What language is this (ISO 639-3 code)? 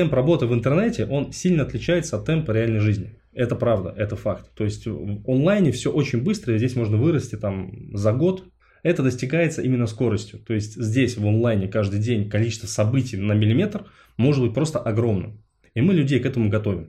rus